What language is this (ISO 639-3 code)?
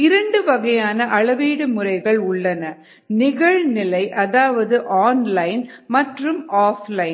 tam